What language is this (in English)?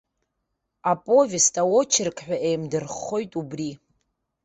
Abkhazian